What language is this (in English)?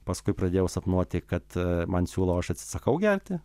Lithuanian